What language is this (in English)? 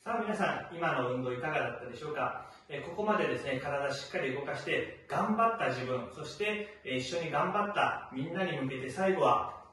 Japanese